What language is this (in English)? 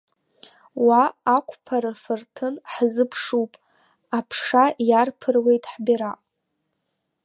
Abkhazian